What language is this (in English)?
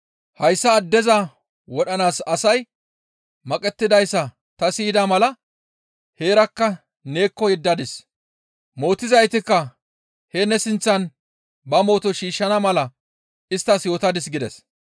Gamo